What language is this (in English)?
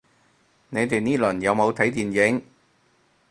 Cantonese